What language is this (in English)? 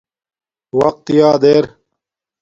Domaaki